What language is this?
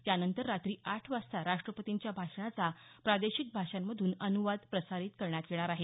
Marathi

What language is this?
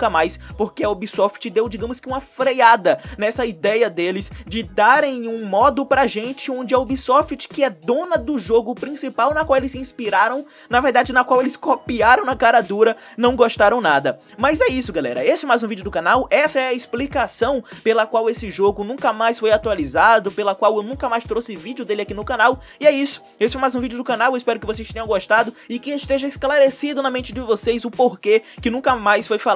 Portuguese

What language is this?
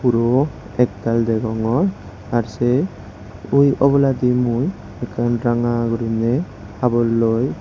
Chakma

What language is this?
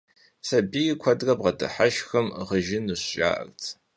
Kabardian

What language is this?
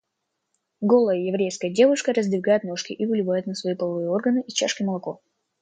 Russian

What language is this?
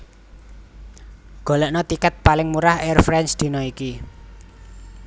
Javanese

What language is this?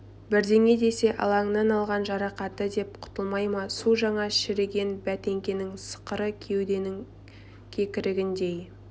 Kazakh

